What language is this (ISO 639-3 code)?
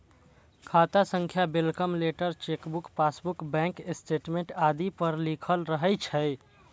mai